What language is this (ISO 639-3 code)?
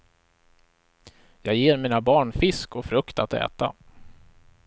swe